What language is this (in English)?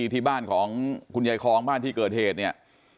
Thai